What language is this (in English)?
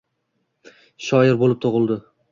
Uzbek